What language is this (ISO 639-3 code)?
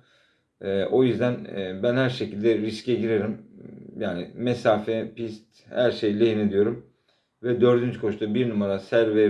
tur